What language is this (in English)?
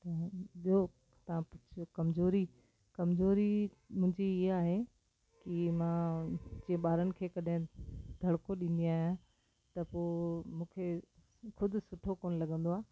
Sindhi